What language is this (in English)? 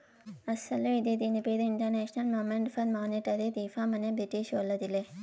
Telugu